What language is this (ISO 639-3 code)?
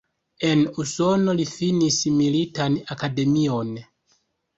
epo